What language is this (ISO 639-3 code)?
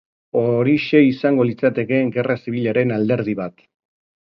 eus